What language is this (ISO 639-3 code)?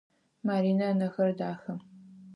ady